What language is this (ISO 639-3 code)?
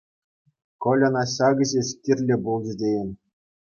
chv